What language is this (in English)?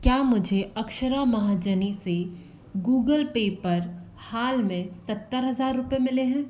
Hindi